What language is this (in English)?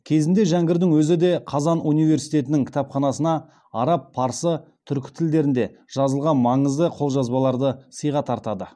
Kazakh